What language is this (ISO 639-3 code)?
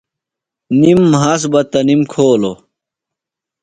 phl